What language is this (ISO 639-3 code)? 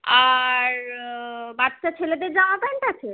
ben